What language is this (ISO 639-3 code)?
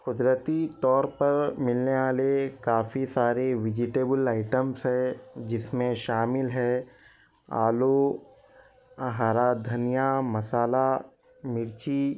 urd